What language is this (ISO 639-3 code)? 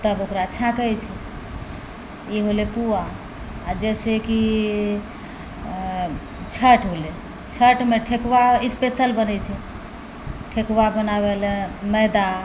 mai